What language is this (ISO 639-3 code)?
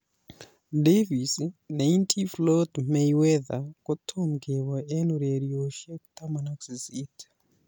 kln